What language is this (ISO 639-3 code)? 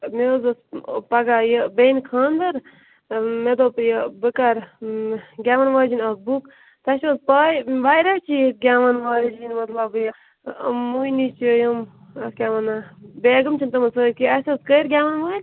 kas